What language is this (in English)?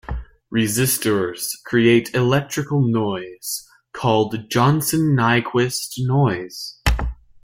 English